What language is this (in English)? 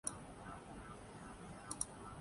Urdu